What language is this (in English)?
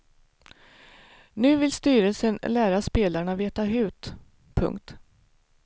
Swedish